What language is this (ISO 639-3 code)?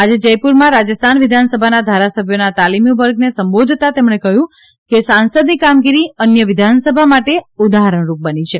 guj